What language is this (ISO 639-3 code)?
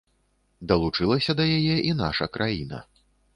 bel